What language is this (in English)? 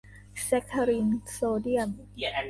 Thai